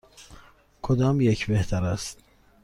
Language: Persian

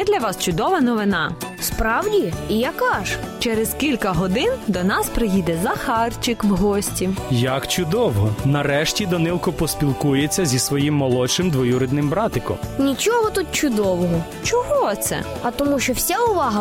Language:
Ukrainian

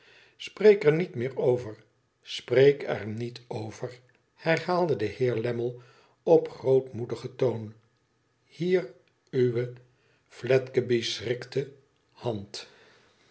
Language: Dutch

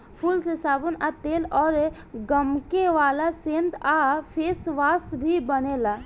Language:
Bhojpuri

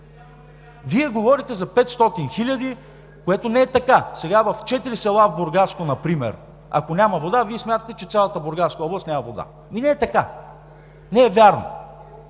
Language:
Bulgarian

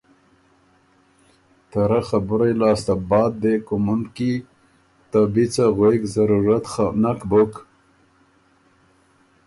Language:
Ormuri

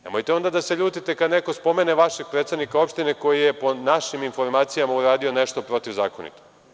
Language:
Serbian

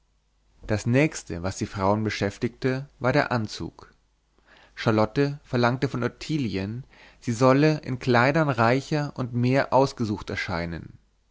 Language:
German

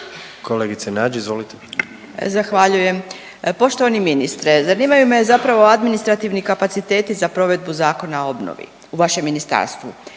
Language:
Croatian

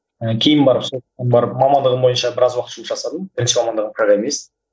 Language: Kazakh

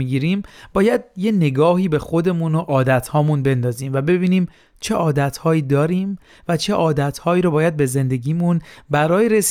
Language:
Persian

